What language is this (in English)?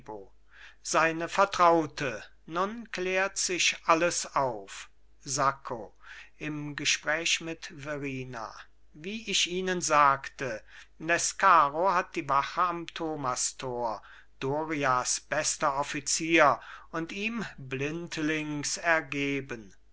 German